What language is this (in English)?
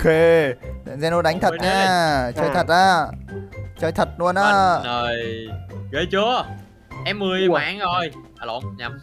Vietnamese